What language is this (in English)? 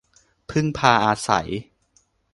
Thai